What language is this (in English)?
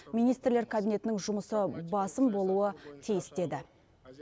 Kazakh